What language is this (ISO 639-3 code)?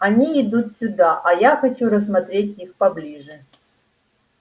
rus